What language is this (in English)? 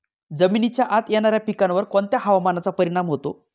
Marathi